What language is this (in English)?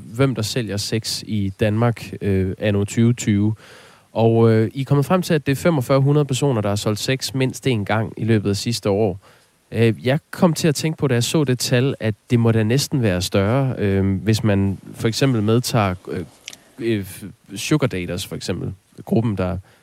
Danish